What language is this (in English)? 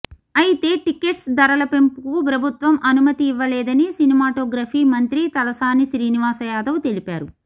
Telugu